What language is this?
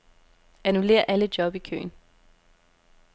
Danish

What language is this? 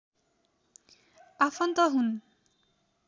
Nepali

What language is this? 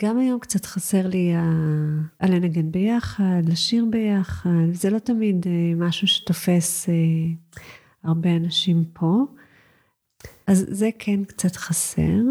Hebrew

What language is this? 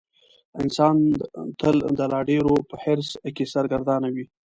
Pashto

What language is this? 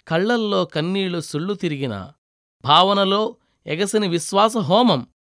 Telugu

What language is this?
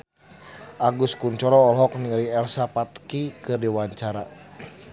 Sundanese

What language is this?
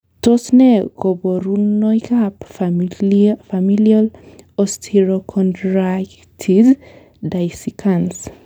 Kalenjin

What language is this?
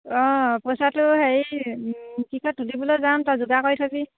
Assamese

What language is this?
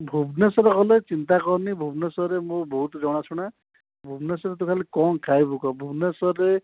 Odia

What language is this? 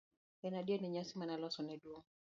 Luo (Kenya and Tanzania)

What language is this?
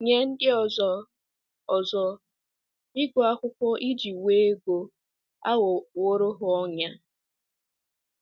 Igbo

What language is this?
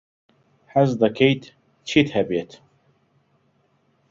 Central Kurdish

